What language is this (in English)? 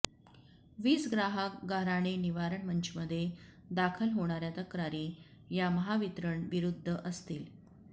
Marathi